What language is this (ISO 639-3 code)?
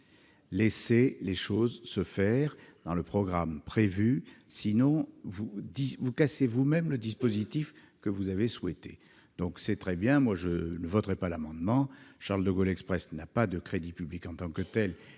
fra